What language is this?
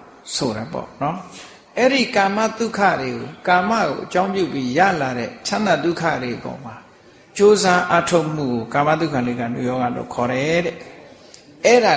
Thai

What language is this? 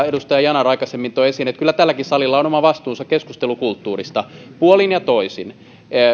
Finnish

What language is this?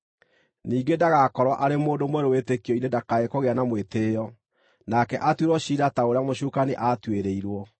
Kikuyu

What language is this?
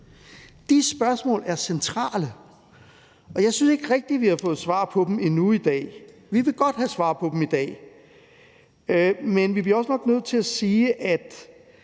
Danish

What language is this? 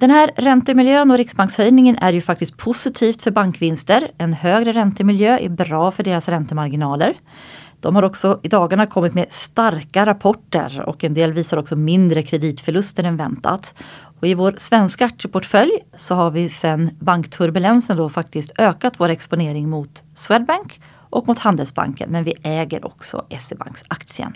Swedish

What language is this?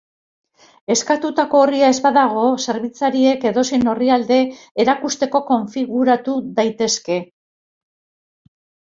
Basque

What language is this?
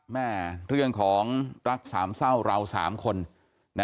Thai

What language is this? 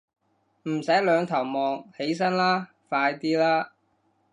Cantonese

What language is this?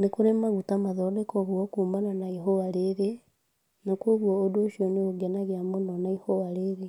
Kikuyu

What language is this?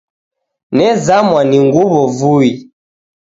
Taita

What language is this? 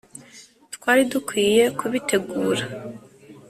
Kinyarwanda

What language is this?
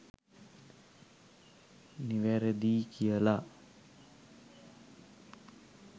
Sinhala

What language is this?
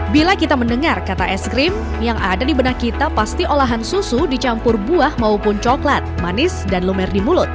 Indonesian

